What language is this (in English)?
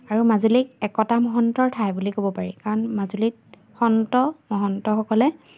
Assamese